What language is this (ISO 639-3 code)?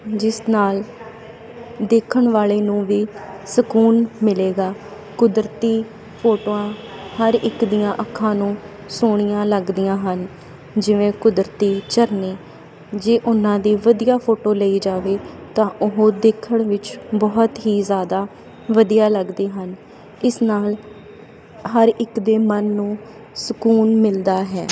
pan